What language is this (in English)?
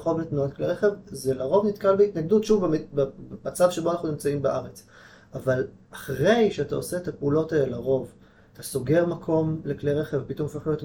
Hebrew